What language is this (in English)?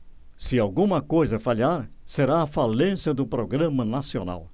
Portuguese